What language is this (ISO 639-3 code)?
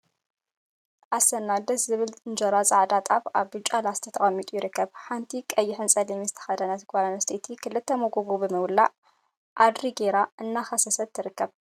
tir